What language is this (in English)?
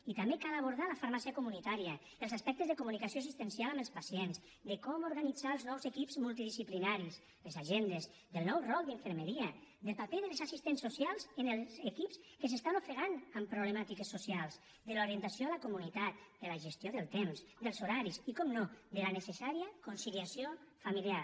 Catalan